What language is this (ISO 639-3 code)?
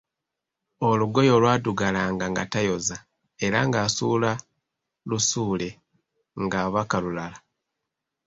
lug